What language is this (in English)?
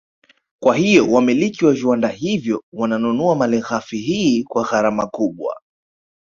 Swahili